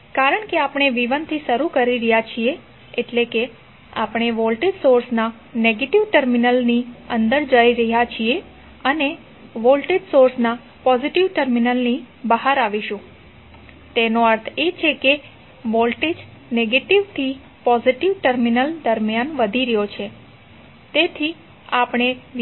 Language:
Gujarati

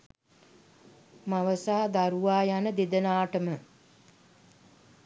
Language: Sinhala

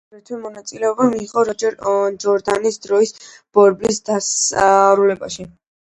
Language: Georgian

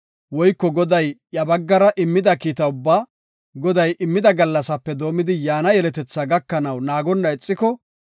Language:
Gofa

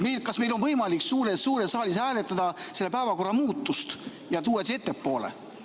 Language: Estonian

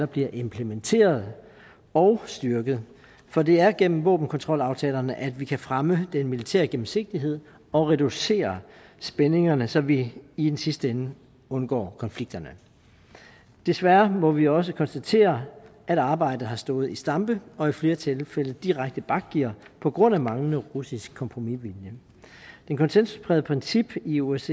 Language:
Danish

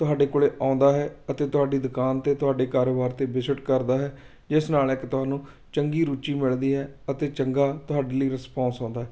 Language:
Punjabi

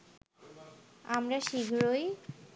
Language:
Bangla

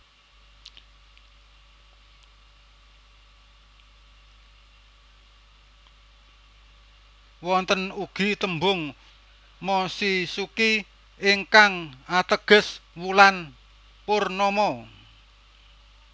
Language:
Javanese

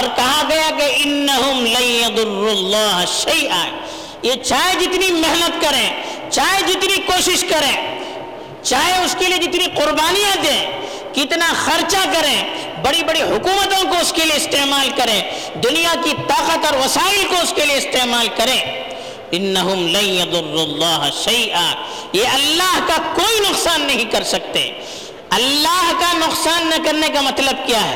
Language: Urdu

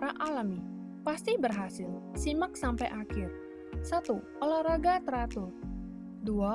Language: Indonesian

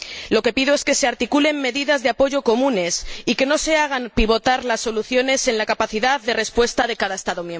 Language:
Spanish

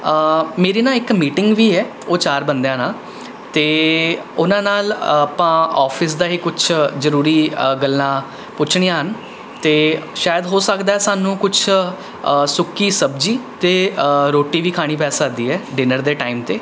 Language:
Punjabi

